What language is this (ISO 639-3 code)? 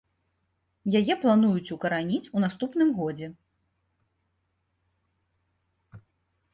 bel